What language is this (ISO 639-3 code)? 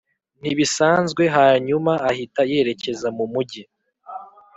kin